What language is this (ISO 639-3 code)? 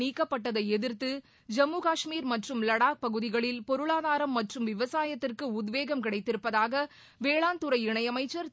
tam